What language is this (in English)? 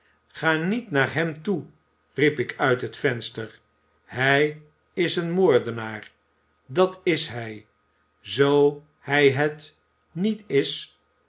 Dutch